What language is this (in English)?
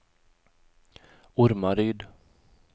Swedish